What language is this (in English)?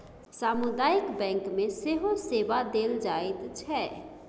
Maithili